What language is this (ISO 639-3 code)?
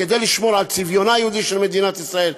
heb